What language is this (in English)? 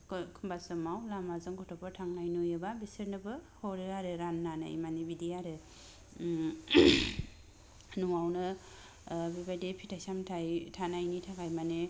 Bodo